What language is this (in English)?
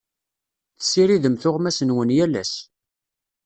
Kabyle